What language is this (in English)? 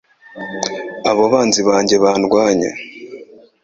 Kinyarwanda